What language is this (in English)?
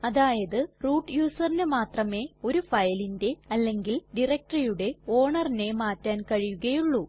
Malayalam